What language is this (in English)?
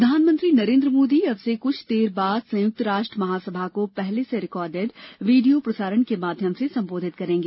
Hindi